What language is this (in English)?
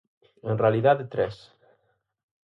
Galician